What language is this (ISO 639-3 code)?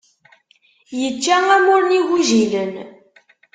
kab